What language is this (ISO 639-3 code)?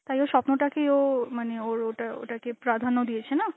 ben